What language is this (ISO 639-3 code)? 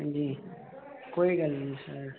doi